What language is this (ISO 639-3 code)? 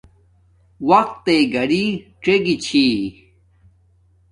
dmk